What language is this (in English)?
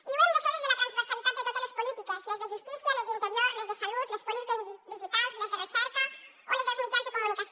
Catalan